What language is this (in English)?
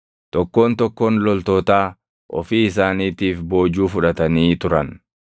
Oromo